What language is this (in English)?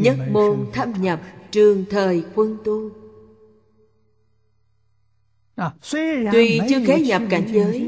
Vietnamese